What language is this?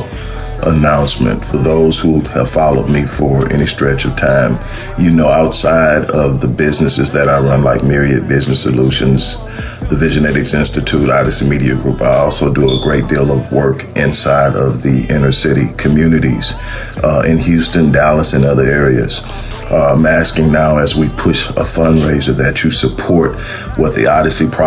English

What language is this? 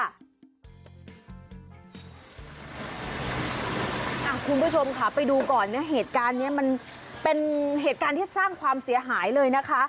Thai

